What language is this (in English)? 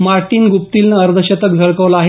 Marathi